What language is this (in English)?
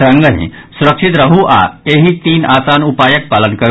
Maithili